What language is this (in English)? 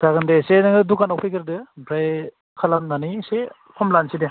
Bodo